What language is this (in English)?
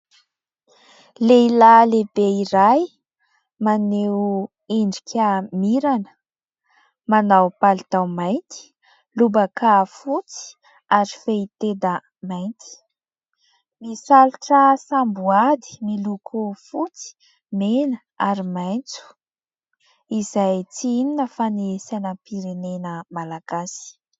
Malagasy